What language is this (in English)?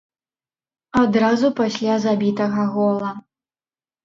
Belarusian